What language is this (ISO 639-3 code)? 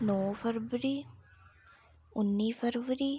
doi